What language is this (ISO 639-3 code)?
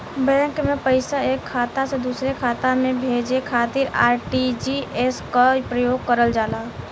bho